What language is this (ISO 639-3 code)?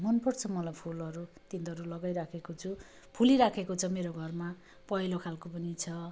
nep